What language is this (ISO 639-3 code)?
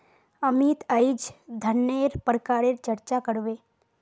mag